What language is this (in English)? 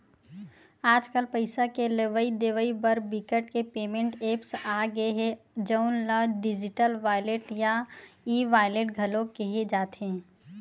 Chhattisgarhi